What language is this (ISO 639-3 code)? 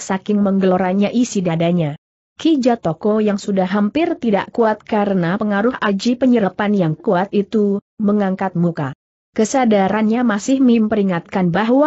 ind